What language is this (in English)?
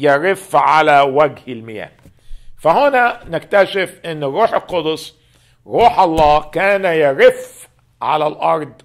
Arabic